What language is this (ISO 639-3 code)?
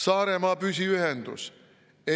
est